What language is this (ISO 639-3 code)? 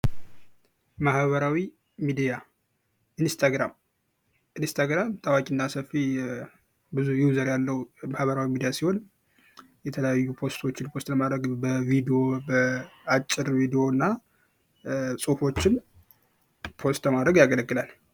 amh